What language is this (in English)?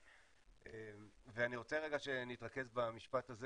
Hebrew